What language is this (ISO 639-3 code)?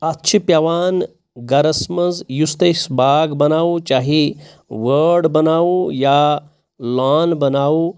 kas